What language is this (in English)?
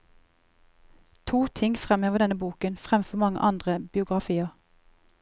Norwegian